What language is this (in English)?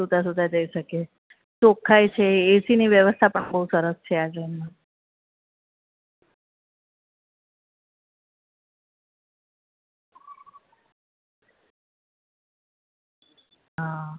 Gujarati